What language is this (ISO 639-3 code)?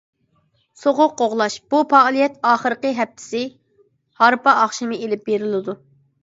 uig